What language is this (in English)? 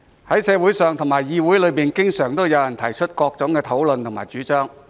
Cantonese